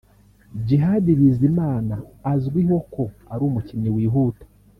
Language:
Kinyarwanda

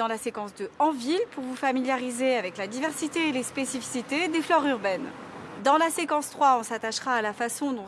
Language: French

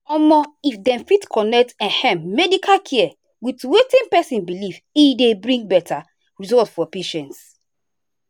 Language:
Nigerian Pidgin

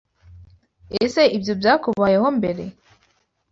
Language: Kinyarwanda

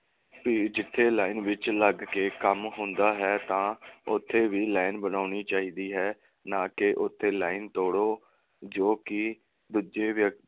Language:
Punjabi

